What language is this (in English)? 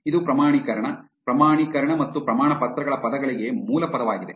Kannada